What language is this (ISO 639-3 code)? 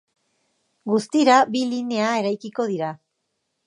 eus